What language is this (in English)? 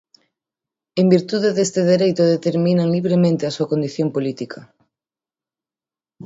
Galician